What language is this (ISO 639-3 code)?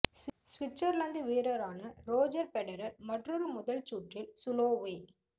tam